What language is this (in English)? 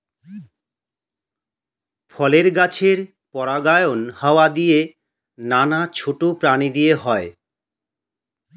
Bangla